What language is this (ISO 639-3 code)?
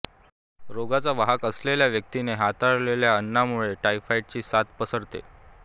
mar